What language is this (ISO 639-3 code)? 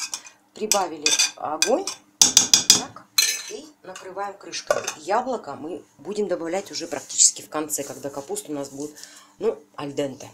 rus